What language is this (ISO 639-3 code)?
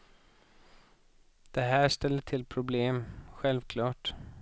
swe